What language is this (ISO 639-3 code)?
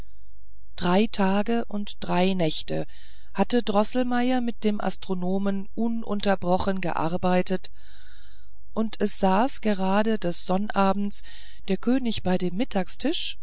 deu